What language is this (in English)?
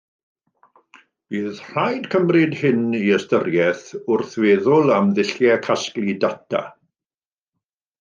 Welsh